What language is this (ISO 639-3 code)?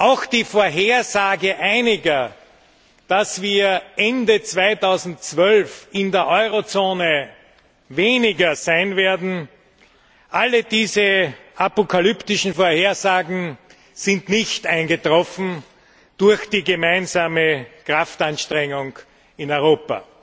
deu